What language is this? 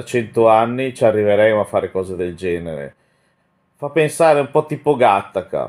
Italian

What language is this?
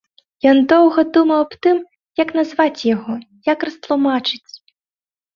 Belarusian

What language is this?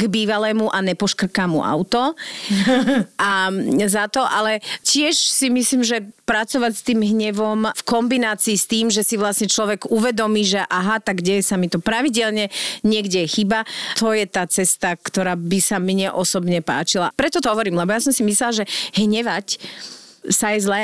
Slovak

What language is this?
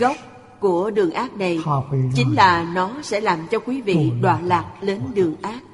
Vietnamese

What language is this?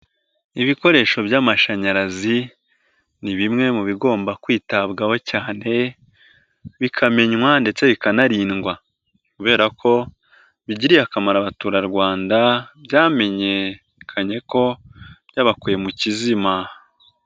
Kinyarwanda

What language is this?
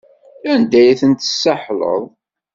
Kabyle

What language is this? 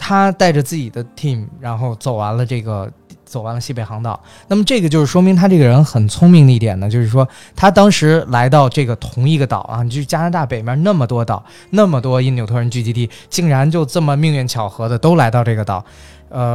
Chinese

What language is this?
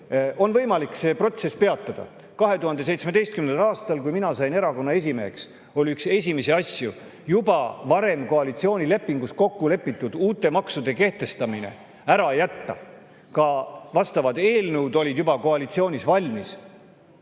Estonian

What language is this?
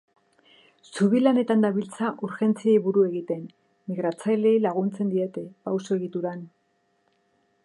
Basque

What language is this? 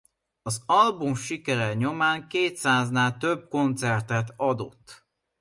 Hungarian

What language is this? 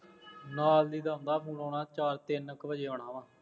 Punjabi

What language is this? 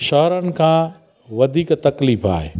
Sindhi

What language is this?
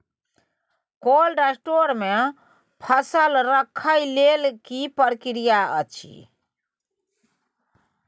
Maithili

